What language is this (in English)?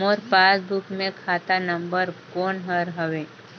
Chhattisgarhi